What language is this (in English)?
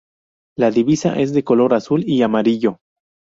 Spanish